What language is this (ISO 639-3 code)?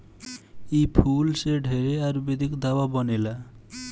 bho